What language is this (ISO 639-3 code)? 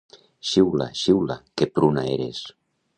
cat